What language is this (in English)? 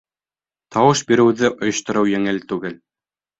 Bashkir